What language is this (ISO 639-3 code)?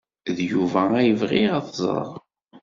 kab